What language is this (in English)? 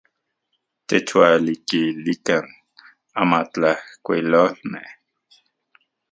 Central Puebla Nahuatl